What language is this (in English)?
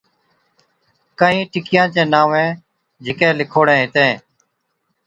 Od